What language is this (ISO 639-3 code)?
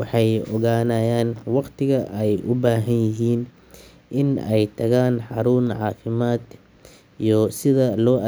som